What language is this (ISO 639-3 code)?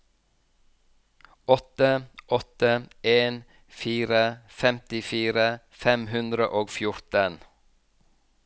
nor